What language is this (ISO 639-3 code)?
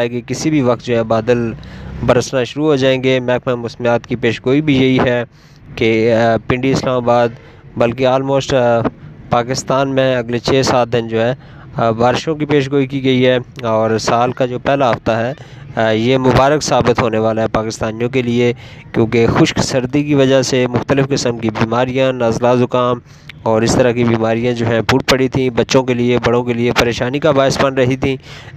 urd